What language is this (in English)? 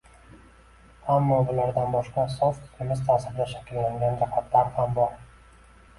Uzbek